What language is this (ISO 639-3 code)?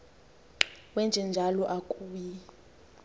xho